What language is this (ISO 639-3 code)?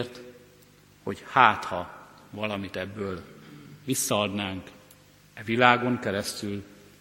hun